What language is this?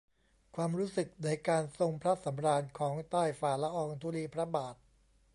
Thai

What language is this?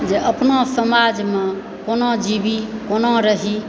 Maithili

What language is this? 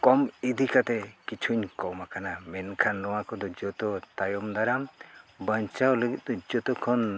Santali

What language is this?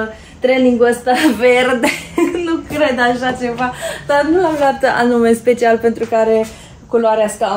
Romanian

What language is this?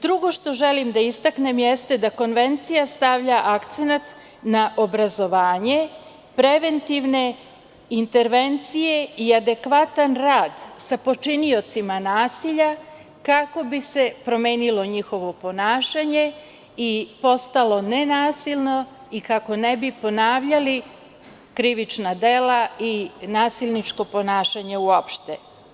Serbian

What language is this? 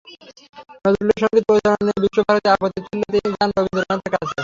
Bangla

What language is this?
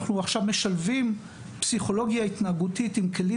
Hebrew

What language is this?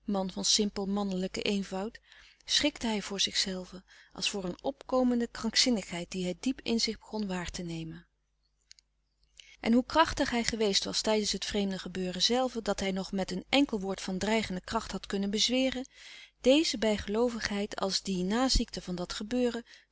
Dutch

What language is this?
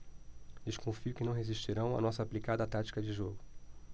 Portuguese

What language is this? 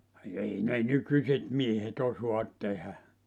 Finnish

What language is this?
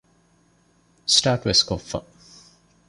Divehi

